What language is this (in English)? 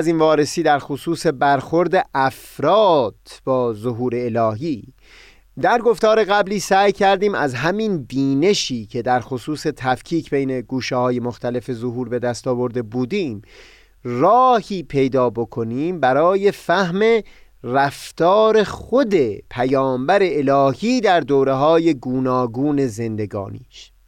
Persian